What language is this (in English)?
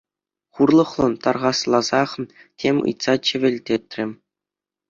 Chuvash